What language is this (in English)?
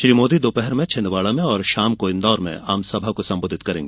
Hindi